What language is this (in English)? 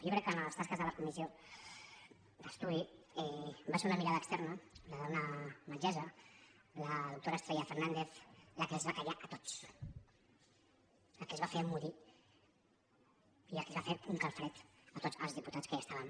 Catalan